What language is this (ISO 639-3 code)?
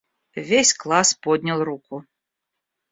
rus